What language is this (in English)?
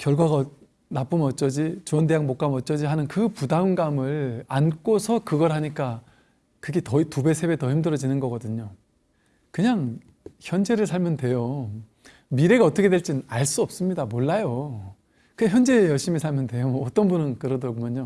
Korean